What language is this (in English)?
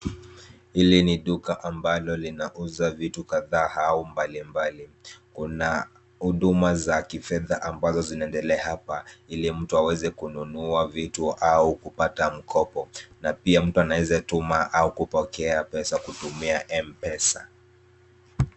Swahili